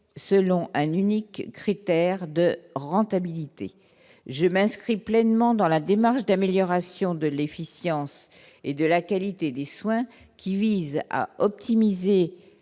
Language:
French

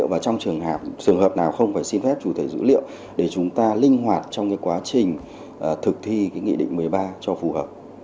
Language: Vietnamese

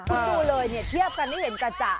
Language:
Thai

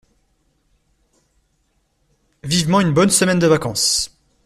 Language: French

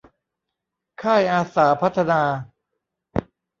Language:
Thai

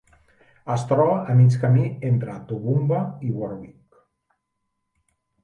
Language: Catalan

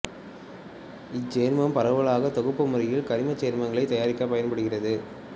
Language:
Tamil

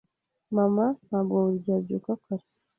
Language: Kinyarwanda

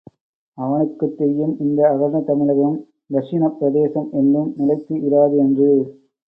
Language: Tamil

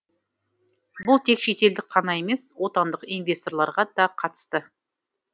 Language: Kazakh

